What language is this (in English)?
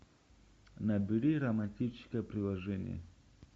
Russian